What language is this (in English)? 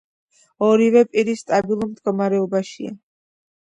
Georgian